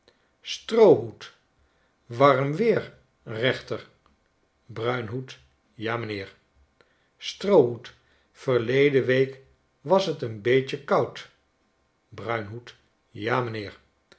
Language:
Dutch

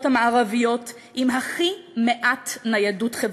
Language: Hebrew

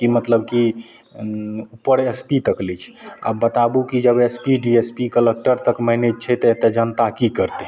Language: Maithili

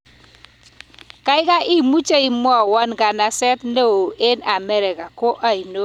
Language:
Kalenjin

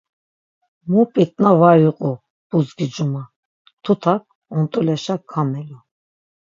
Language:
Laz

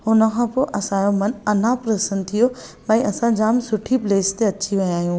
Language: Sindhi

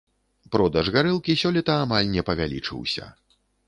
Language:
Belarusian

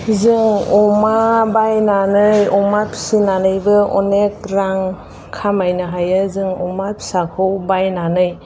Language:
Bodo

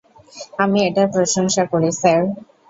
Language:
Bangla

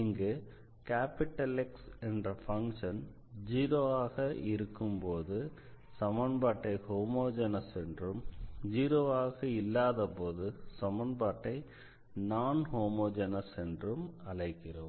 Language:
Tamil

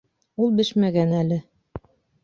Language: Bashkir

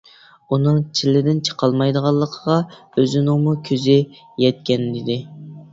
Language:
Uyghur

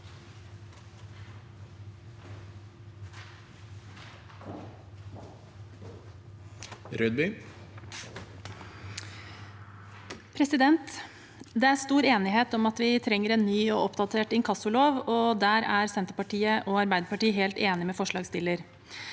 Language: Norwegian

